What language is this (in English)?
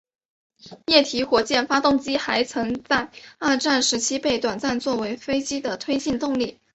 Chinese